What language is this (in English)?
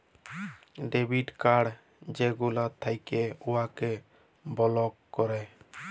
Bangla